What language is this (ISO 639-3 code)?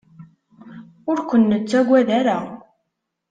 kab